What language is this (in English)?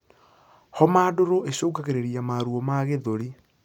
Kikuyu